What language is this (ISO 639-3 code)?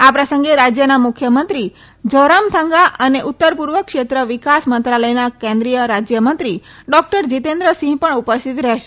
guj